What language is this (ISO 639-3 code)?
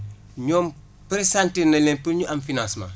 wol